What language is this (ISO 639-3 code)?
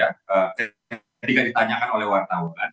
ind